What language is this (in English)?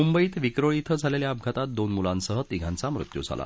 Marathi